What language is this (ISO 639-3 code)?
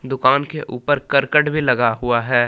hin